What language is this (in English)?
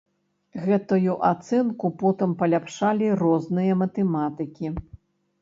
Belarusian